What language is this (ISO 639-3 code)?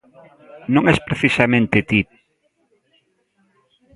glg